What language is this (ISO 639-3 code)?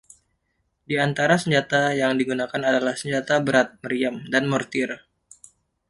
ind